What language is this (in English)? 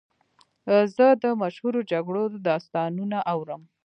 Pashto